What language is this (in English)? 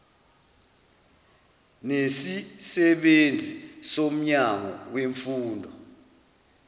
Zulu